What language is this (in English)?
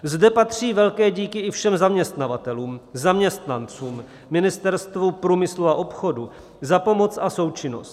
Czech